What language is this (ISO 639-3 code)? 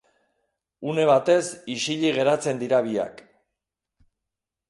eus